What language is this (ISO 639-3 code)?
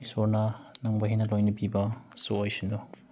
mni